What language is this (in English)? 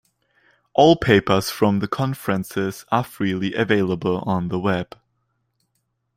English